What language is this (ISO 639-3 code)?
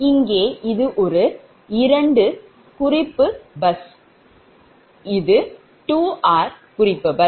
tam